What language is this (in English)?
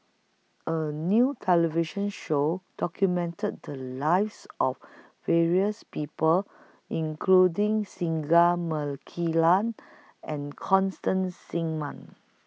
English